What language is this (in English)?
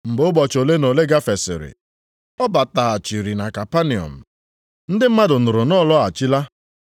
Igbo